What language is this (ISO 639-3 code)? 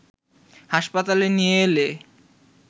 ben